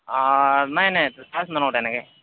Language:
Assamese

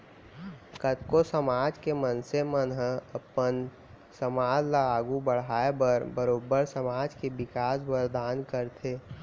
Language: Chhattisgarhi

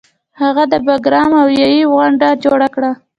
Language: Pashto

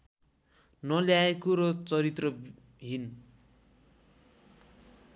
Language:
Nepali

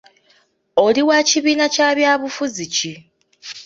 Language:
Ganda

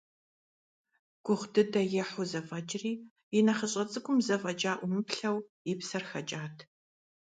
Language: Kabardian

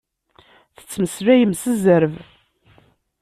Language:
Kabyle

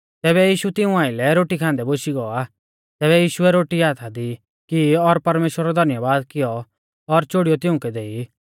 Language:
Mahasu Pahari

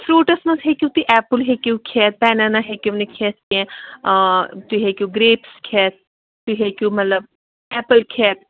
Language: Kashmiri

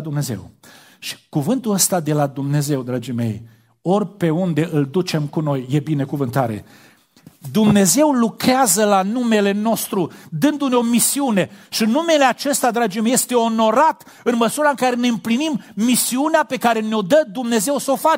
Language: Romanian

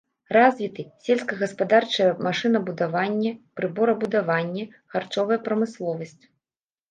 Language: Belarusian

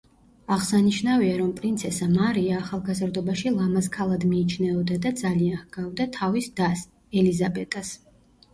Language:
Georgian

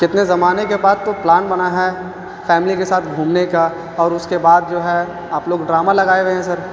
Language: Urdu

